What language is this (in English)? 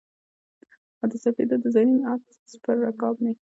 Pashto